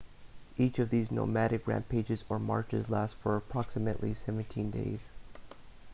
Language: English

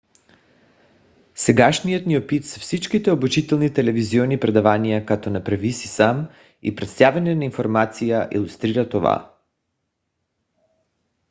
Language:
Bulgarian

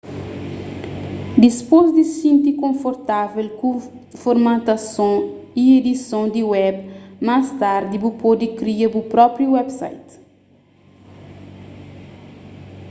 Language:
Kabuverdianu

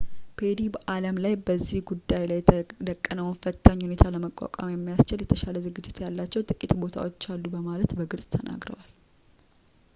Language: Amharic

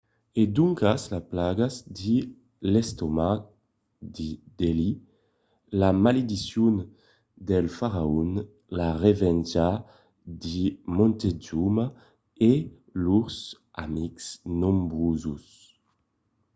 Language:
Occitan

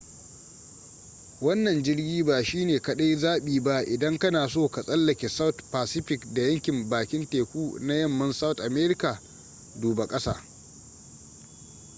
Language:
Hausa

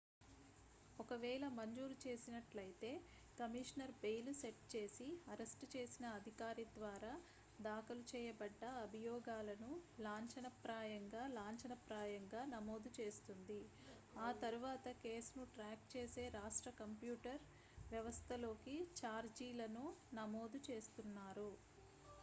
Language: Telugu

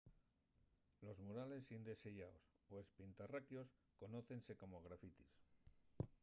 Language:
Asturian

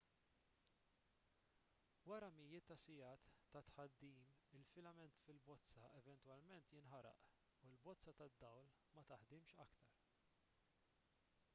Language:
Maltese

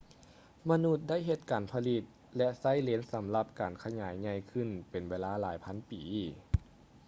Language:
Lao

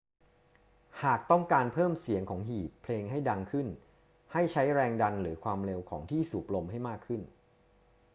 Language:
Thai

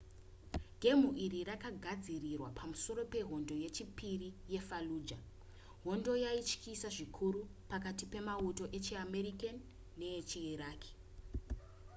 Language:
Shona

